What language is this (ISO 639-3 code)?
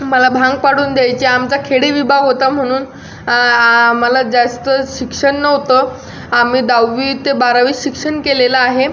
mar